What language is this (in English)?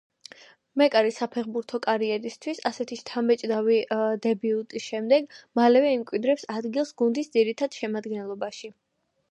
Georgian